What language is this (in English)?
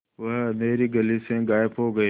Hindi